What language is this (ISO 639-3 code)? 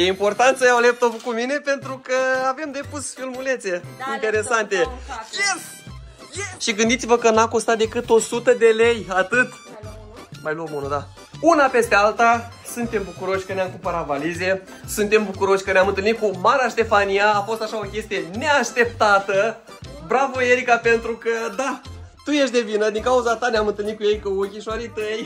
ron